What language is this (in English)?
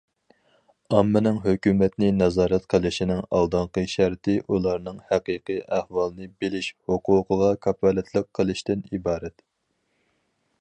Uyghur